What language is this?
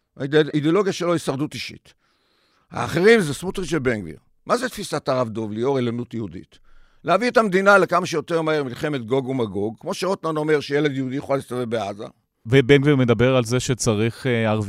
Hebrew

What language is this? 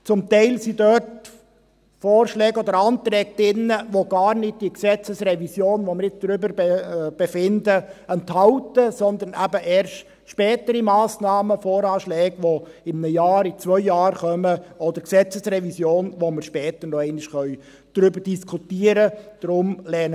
Swiss German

